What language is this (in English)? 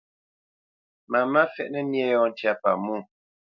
Bamenyam